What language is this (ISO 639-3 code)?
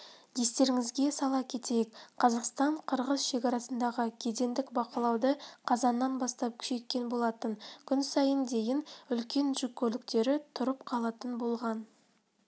kaz